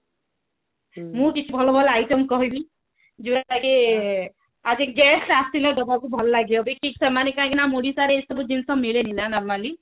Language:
Odia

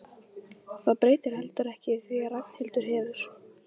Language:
Icelandic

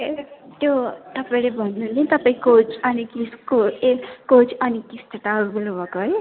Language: Nepali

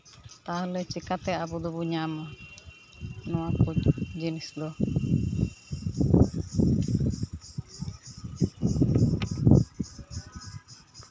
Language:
Santali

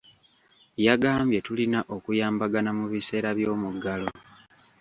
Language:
Ganda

